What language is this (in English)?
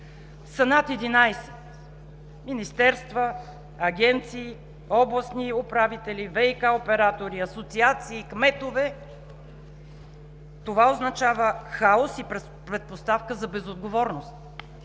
Bulgarian